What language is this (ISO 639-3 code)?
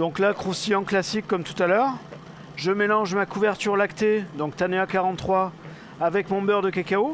fra